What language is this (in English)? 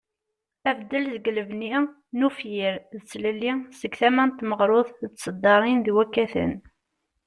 Kabyle